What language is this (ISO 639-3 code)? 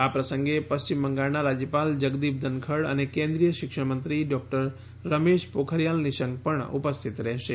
guj